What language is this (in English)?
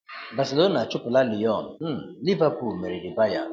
Igbo